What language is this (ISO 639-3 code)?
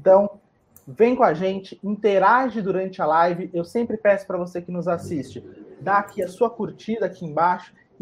por